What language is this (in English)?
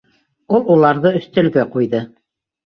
Bashkir